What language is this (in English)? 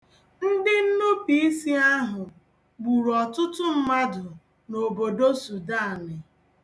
Igbo